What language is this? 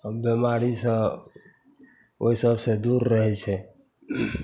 Maithili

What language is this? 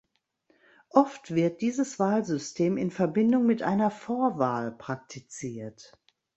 German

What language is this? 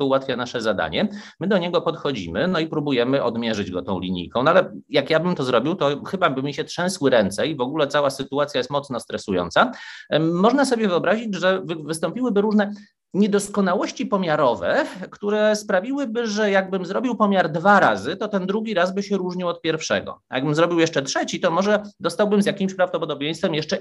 Polish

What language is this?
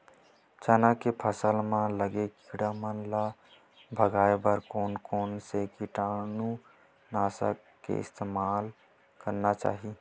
Chhattisgarhi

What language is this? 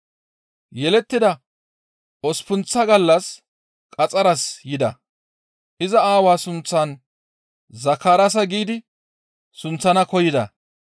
Gamo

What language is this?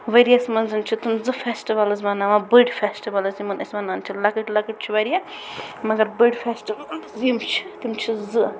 Kashmiri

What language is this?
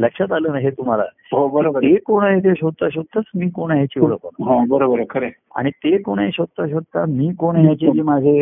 Marathi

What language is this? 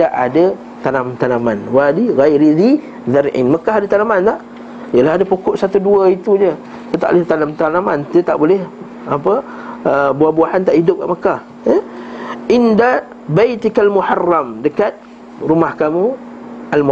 Malay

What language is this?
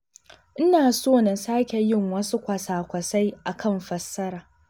Hausa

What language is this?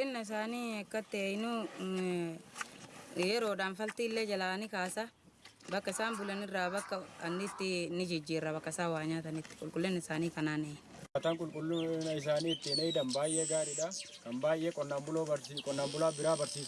Indonesian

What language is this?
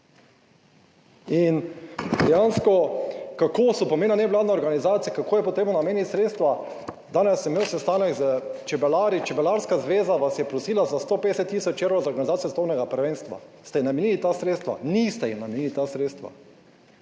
Slovenian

